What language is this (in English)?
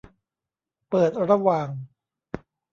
Thai